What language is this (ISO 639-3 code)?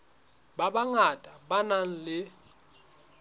sot